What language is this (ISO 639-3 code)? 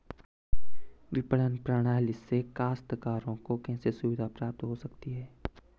hin